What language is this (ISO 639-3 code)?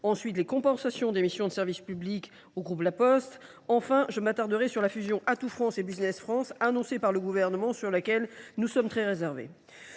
fra